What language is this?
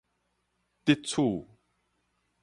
Min Nan Chinese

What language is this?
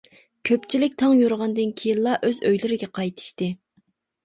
Uyghur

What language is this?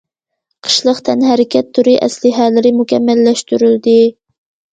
Uyghur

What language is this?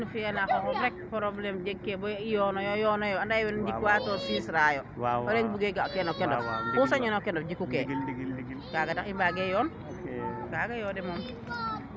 Serer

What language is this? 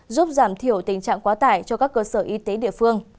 Vietnamese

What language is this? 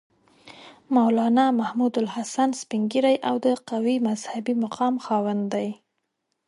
Pashto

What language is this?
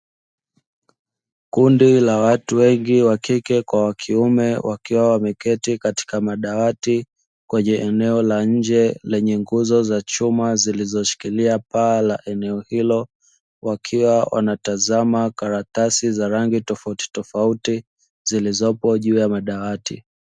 Swahili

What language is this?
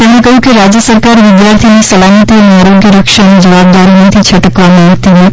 Gujarati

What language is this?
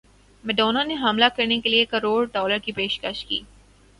Urdu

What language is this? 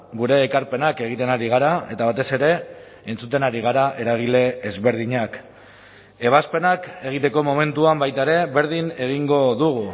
Basque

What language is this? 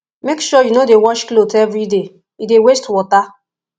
Nigerian Pidgin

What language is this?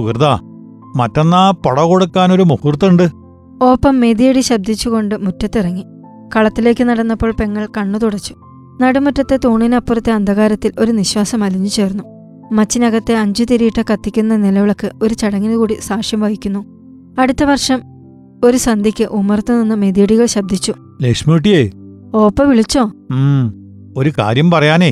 Malayalam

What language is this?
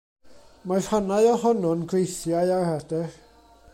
Welsh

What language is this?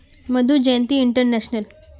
Magahi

